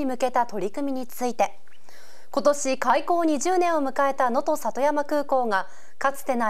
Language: Japanese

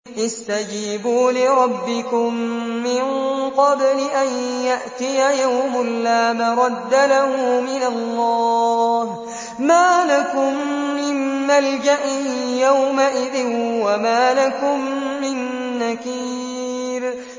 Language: Arabic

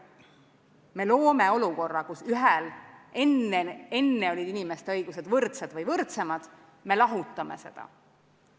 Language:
Estonian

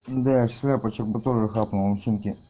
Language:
Russian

